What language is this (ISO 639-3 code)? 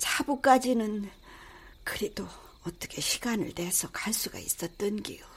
kor